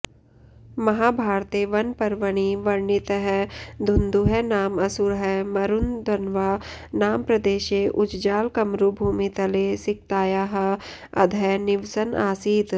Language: Sanskrit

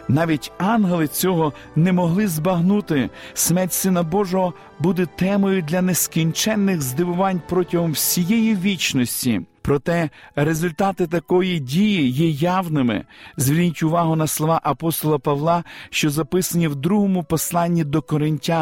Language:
Ukrainian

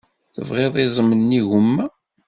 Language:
Kabyle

